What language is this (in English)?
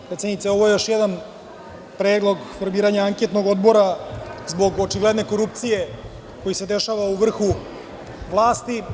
Serbian